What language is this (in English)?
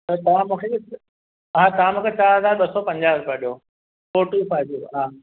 Sindhi